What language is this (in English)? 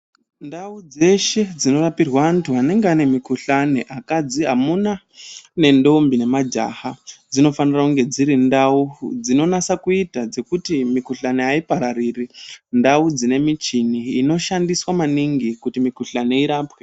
Ndau